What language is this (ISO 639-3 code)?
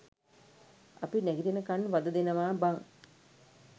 sin